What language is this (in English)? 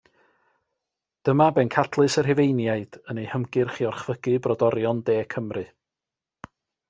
Welsh